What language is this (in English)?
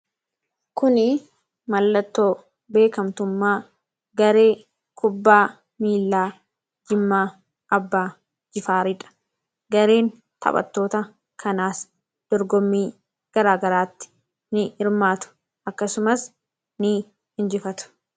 Oromo